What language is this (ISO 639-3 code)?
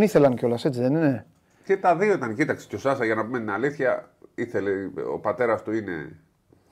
ell